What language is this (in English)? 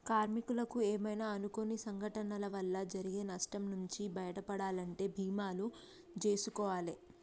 Telugu